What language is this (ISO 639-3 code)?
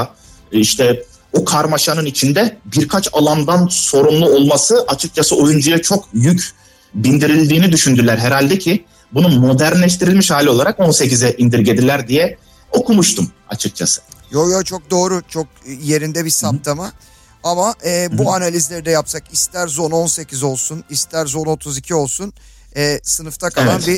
tur